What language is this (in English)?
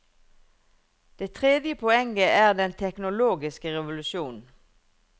Norwegian